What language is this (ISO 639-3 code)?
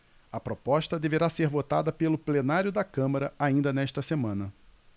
por